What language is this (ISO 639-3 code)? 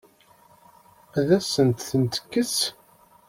kab